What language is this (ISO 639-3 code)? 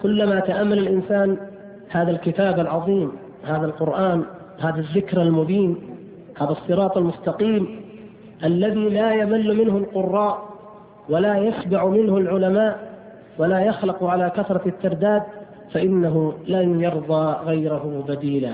ara